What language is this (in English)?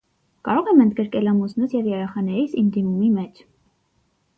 Armenian